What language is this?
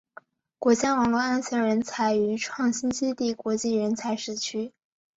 Chinese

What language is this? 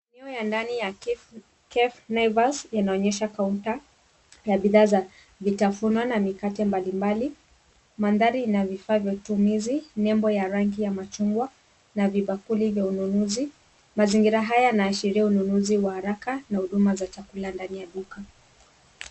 Swahili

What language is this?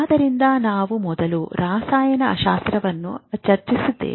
Kannada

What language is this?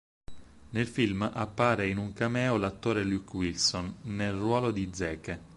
Italian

